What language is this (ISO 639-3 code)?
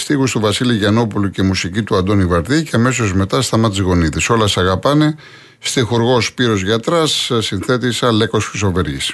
ell